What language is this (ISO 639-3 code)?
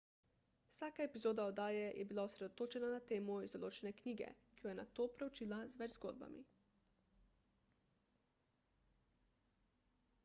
slv